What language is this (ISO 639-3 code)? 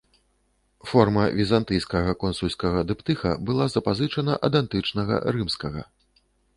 bel